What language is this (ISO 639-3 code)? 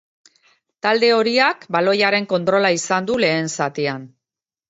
eus